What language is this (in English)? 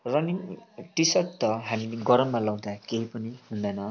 Nepali